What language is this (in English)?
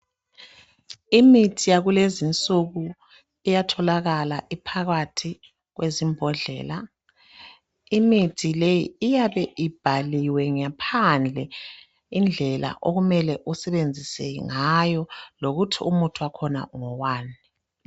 North Ndebele